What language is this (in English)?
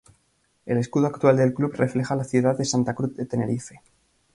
Spanish